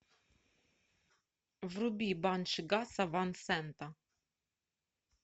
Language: Russian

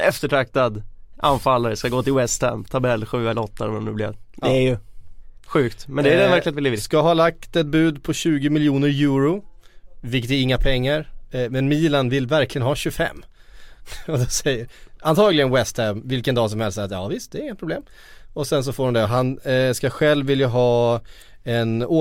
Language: Swedish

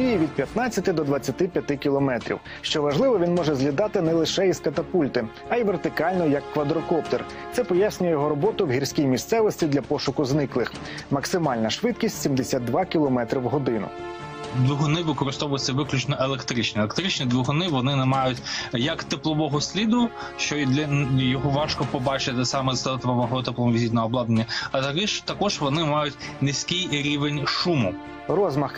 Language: Ukrainian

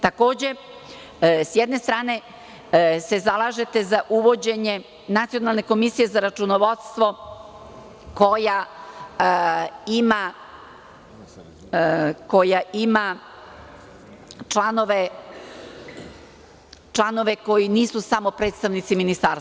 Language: Serbian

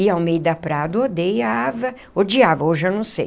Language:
Portuguese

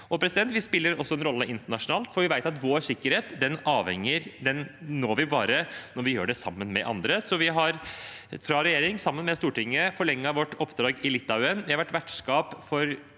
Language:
Norwegian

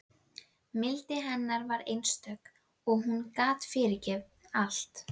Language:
Icelandic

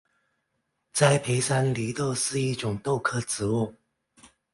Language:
Chinese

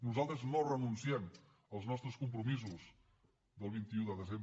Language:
Catalan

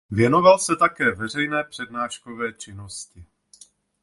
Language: Czech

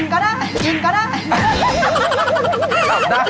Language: Thai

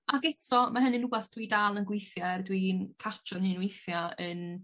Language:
Welsh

